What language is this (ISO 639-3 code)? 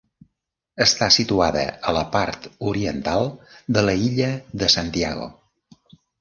cat